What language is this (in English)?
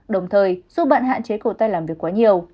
Vietnamese